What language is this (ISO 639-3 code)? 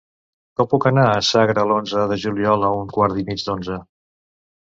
cat